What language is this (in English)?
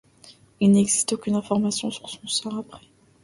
French